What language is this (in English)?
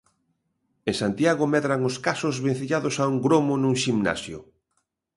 Galician